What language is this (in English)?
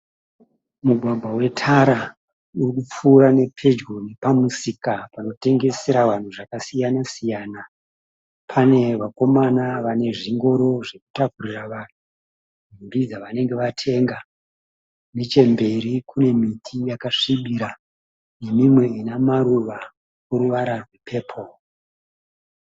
Shona